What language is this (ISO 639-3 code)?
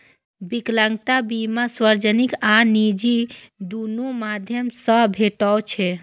mai